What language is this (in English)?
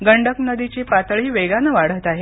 Marathi